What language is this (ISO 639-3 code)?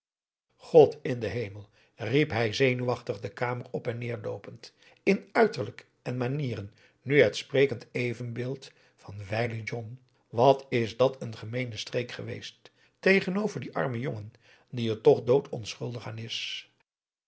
nld